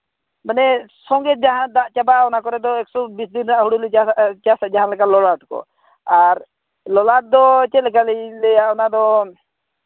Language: Santali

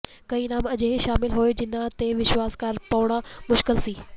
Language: Punjabi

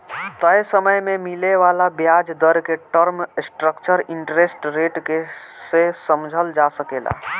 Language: Bhojpuri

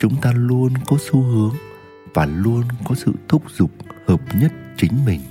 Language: Vietnamese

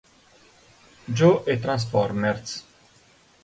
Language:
Italian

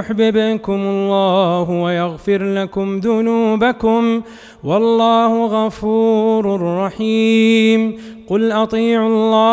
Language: Arabic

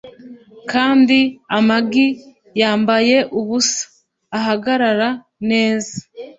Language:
Kinyarwanda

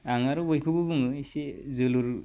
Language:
Bodo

